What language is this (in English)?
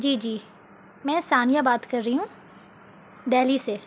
Urdu